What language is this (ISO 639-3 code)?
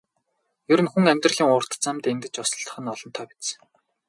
mon